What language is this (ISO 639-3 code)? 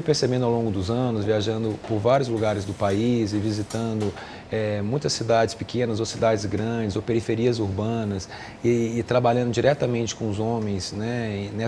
por